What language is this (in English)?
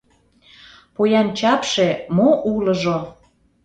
Mari